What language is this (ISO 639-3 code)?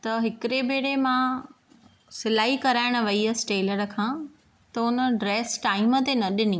snd